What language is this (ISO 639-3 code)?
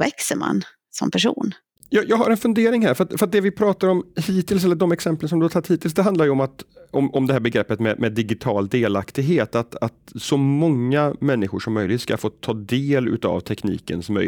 swe